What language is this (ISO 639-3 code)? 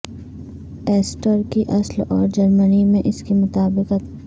urd